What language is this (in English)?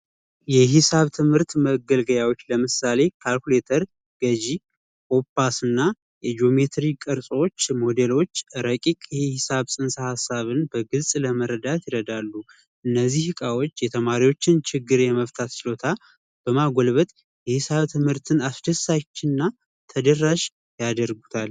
Amharic